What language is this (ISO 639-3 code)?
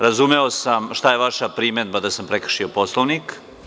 srp